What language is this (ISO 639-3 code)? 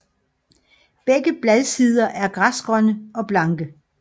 dan